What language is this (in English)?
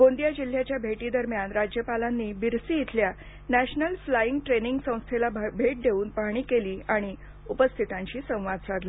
Marathi